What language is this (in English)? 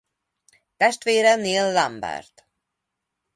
Hungarian